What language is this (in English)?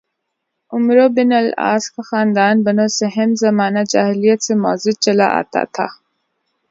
Urdu